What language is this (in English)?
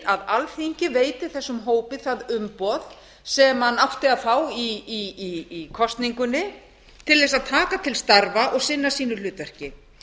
Icelandic